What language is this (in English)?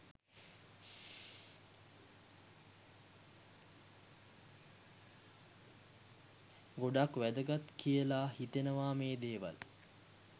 Sinhala